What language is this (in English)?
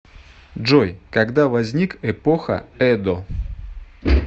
Russian